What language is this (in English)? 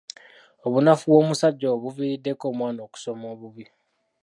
Ganda